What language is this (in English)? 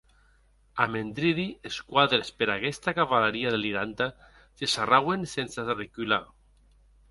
Occitan